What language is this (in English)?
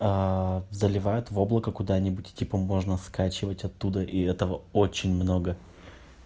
Russian